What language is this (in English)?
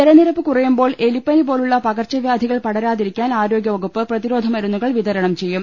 Malayalam